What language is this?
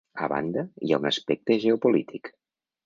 Catalan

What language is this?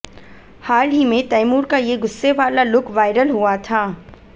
Hindi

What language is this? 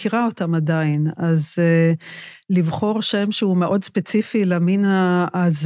Hebrew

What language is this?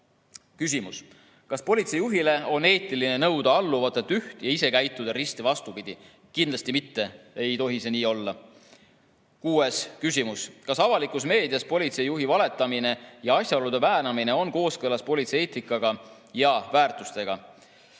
Estonian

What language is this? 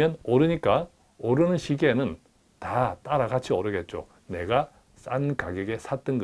Korean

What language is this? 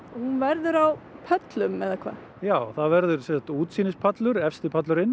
Icelandic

